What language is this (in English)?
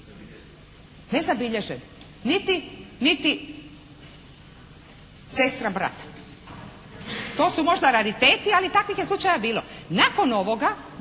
Croatian